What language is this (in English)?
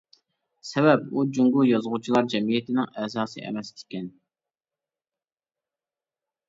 Uyghur